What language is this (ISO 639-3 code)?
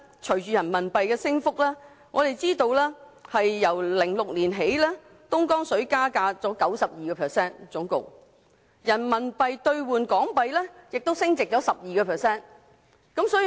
yue